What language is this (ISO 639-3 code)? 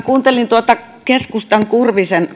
fin